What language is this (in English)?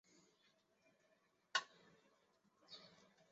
Chinese